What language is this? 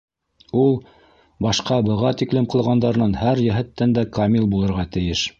Bashkir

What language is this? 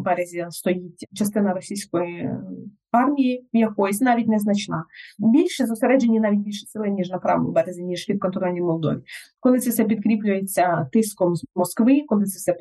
Ukrainian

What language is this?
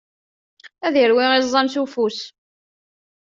Kabyle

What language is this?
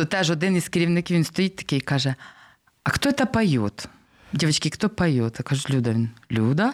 Ukrainian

